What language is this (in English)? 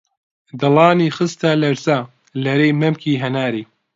Central Kurdish